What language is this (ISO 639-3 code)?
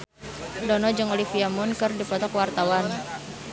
sun